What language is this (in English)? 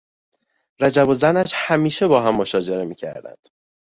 Persian